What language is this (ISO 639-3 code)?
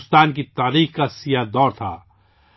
urd